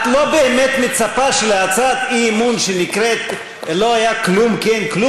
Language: Hebrew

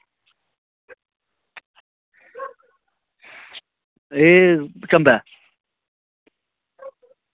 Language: Dogri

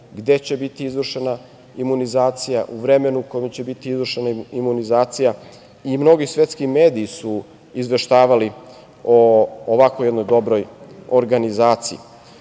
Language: Serbian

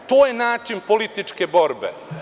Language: Serbian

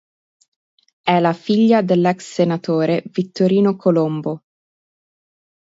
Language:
Italian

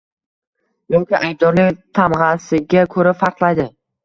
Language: Uzbek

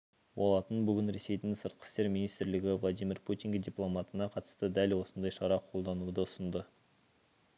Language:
Kazakh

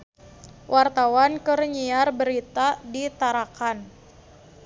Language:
Sundanese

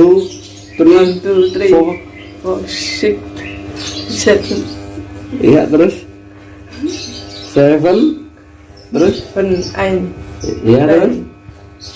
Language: Indonesian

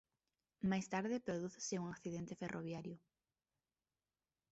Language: Galician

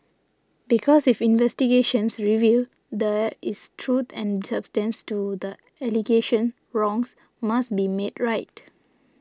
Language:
English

